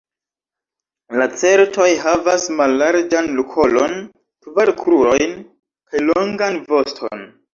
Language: Esperanto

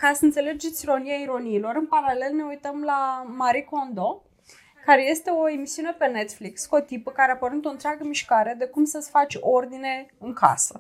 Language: Romanian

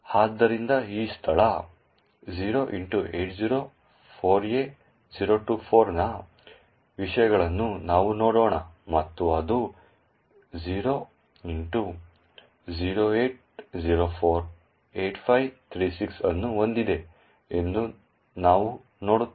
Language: Kannada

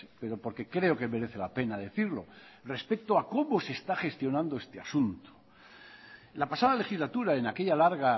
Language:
Spanish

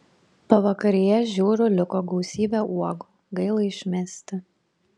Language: Lithuanian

